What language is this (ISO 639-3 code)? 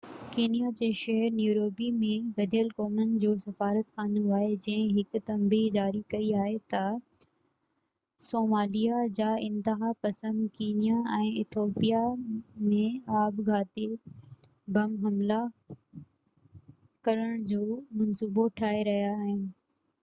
snd